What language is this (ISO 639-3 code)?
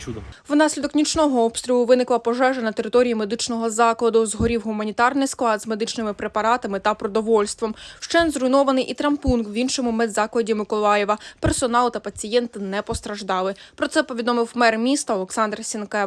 ukr